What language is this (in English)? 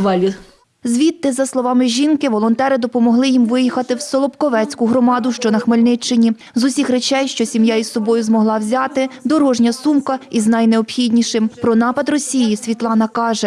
Ukrainian